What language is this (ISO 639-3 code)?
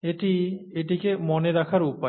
ben